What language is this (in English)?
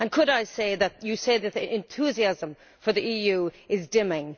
English